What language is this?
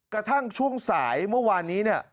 Thai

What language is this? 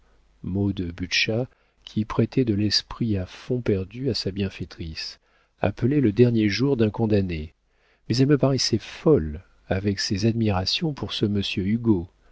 French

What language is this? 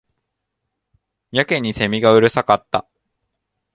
Japanese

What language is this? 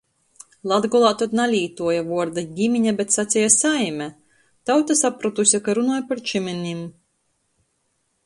Latgalian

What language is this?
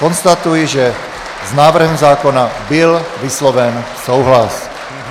Czech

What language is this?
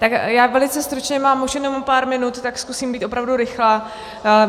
Czech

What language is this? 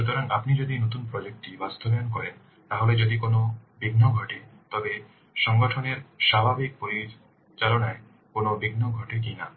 Bangla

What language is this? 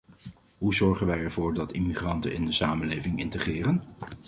Dutch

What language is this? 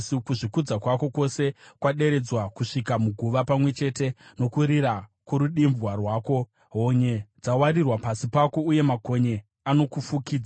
Shona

